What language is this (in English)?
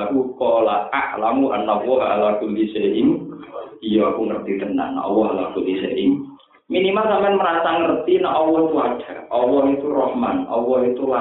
Indonesian